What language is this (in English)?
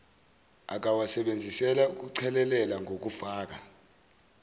Zulu